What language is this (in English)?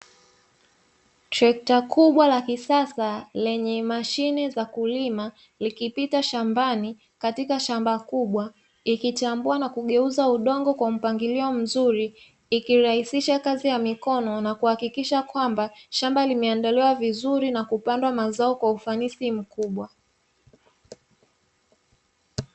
Swahili